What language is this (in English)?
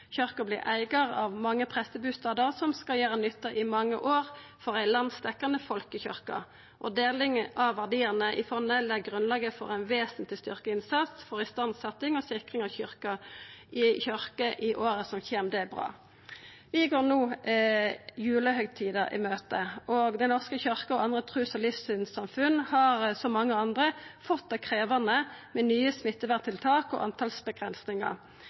Norwegian Nynorsk